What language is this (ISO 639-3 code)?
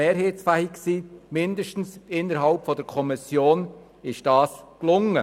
gsw